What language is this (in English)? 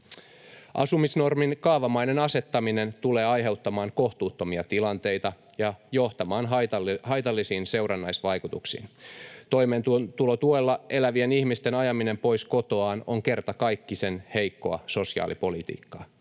Finnish